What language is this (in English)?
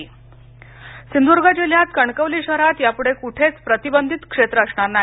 Marathi